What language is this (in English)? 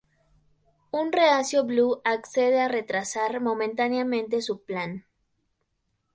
Spanish